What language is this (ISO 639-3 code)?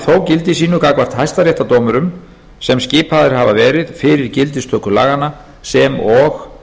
isl